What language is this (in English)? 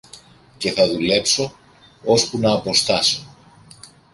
Greek